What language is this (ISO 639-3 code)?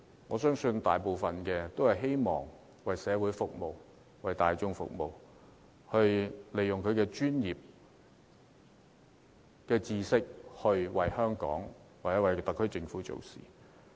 yue